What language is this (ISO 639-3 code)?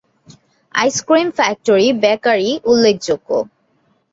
ben